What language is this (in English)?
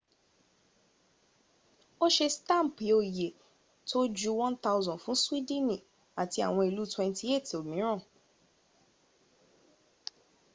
Yoruba